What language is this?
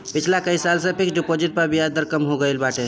Bhojpuri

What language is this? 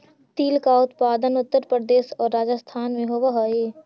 Magahi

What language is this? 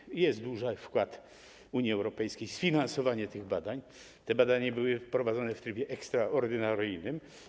Polish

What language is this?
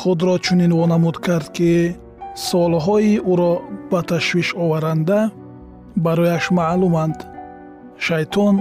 Persian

